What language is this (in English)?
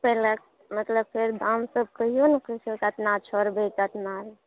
Maithili